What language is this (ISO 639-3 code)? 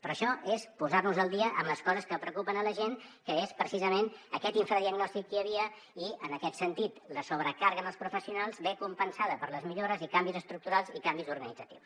cat